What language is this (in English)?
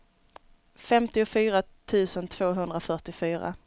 Swedish